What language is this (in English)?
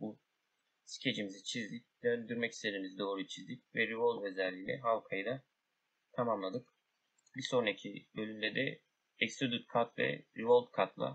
Turkish